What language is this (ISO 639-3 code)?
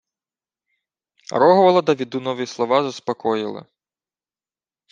ukr